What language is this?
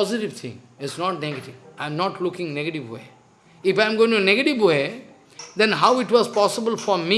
English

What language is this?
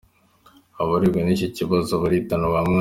Kinyarwanda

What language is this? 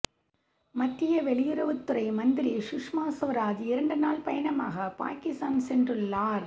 Tamil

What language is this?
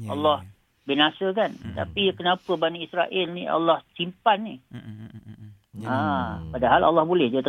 Malay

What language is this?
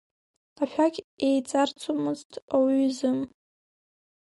Abkhazian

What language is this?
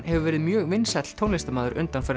Icelandic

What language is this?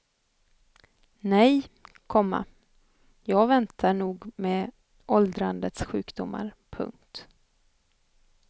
Swedish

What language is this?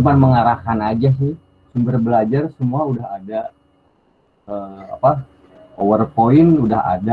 Indonesian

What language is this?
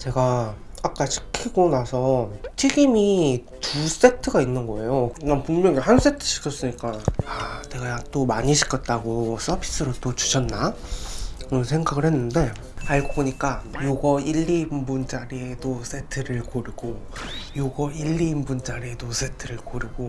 Korean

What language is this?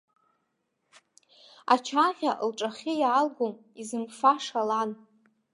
Abkhazian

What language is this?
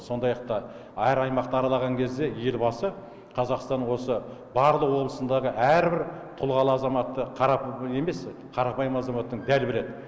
Kazakh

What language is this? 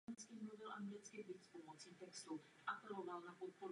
Czech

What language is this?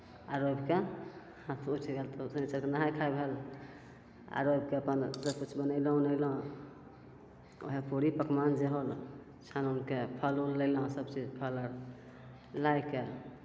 Maithili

